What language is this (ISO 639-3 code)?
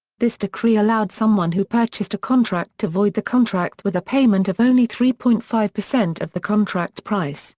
eng